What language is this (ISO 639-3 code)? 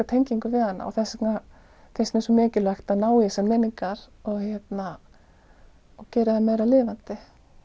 isl